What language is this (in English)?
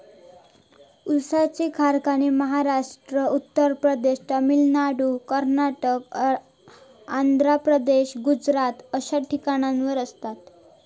Marathi